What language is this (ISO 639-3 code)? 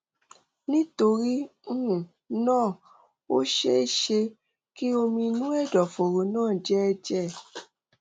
yor